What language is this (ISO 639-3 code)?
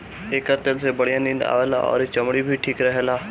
bho